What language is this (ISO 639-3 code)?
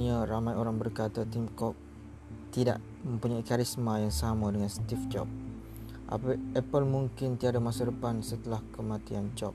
msa